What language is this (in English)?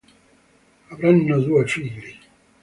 Italian